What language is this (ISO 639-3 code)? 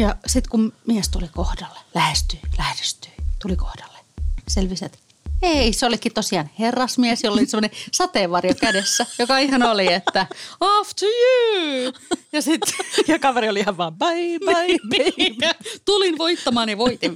fin